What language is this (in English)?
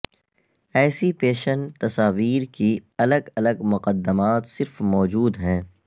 Urdu